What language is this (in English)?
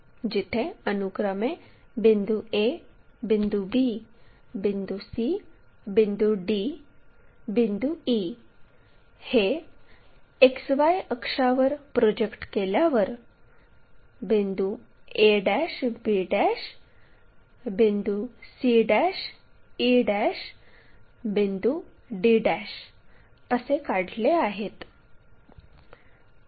Marathi